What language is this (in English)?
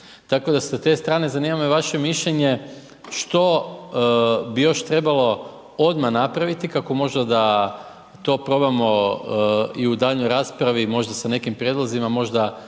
Croatian